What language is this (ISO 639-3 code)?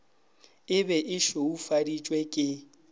nso